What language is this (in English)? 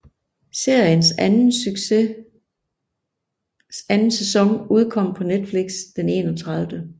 Danish